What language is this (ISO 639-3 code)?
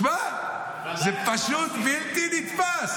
heb